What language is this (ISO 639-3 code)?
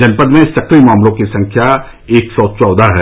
hin